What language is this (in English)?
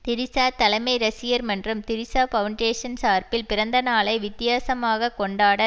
Tamil